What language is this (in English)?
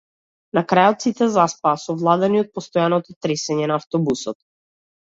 Macedonian